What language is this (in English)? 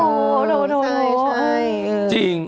Thai